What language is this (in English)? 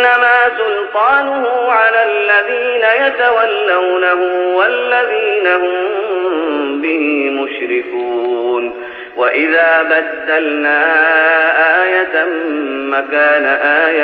Arabic